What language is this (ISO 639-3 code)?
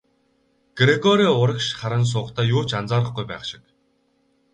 mon